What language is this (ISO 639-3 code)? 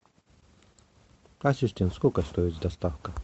rus